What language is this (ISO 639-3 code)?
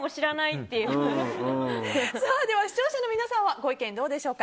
jpn